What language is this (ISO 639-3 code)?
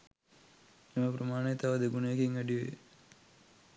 sin